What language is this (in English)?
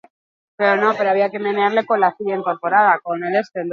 Basque